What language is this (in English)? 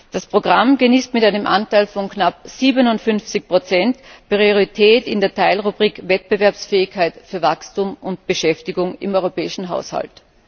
German